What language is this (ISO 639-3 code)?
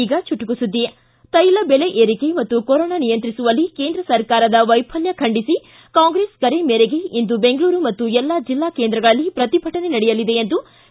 kan